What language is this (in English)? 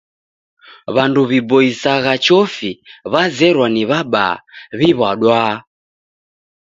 Taita